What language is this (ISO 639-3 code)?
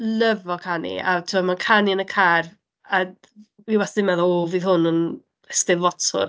cym